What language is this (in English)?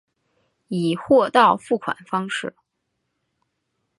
Chinese